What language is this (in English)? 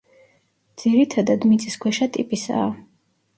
Georgian